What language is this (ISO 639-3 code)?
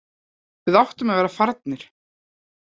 isl